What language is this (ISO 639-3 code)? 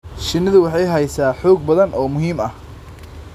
som